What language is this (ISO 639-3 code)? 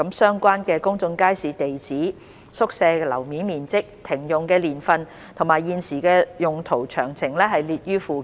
yue